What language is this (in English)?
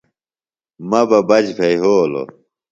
Phalura